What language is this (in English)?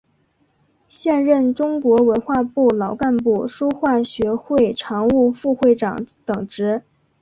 Chinese